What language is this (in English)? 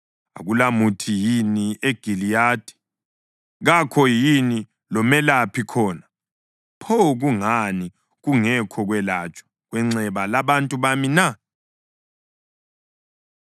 North Ndebele